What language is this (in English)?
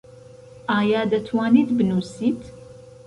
Central Kurdish